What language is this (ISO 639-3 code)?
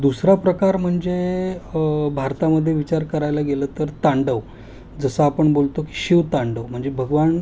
mar